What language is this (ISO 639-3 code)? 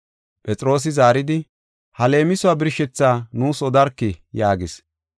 gof